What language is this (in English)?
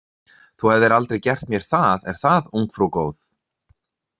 Icelandic